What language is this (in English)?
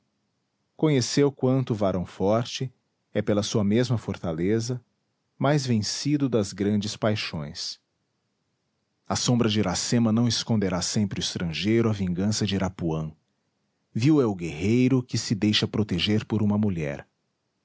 Portuguese